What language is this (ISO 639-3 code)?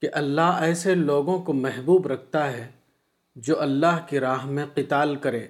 urd